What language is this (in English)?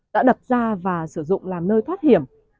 Vietnamese